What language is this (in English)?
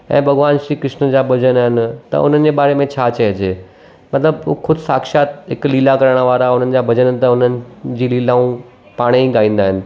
Sindhi